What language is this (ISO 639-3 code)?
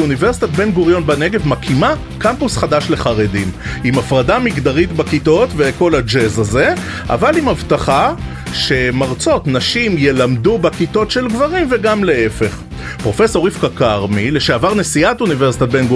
heb